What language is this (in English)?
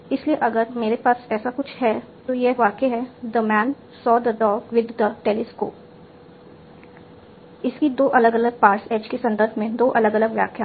Hindi